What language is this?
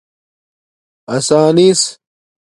Domaaki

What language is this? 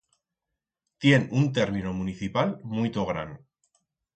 Aragonese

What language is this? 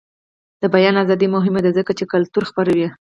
Pashto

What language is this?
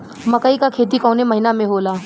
Bhojpuri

